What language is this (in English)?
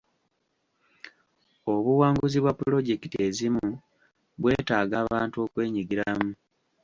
Ganda